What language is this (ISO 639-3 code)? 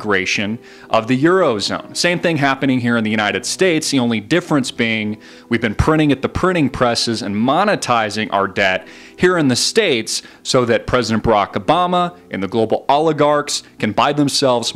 eng